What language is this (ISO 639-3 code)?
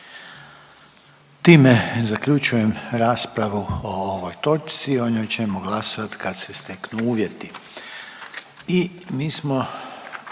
hrv